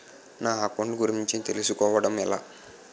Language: Telugu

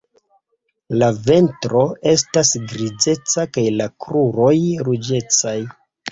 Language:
Esperanto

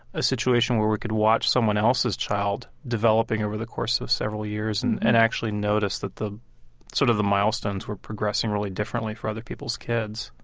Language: English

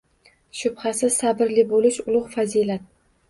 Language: Uzbek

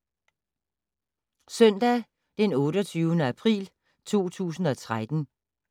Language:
Danish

